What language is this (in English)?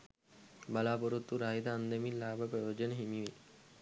Sinhala